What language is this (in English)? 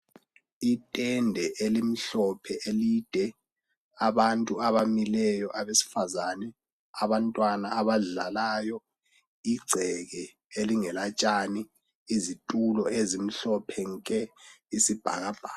North Ndebele